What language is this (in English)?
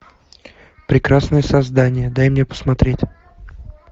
Russian